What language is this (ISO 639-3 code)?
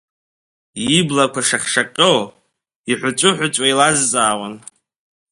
abk